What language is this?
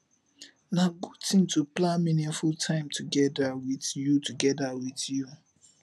Nigerian Pidgin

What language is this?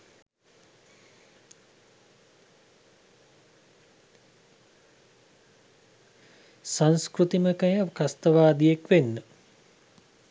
Sinhala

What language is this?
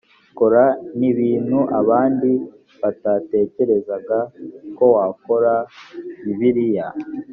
Kinyarwanda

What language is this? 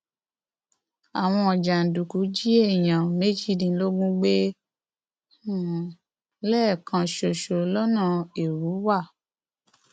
Yoruba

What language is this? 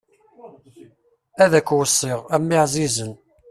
Kabyle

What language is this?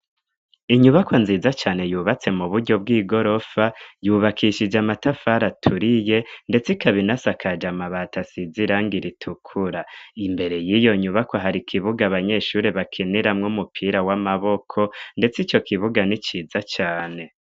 Rundi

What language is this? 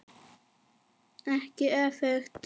Icelandic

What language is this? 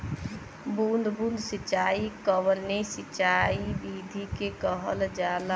Bhojpuri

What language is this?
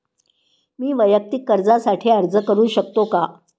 Marathi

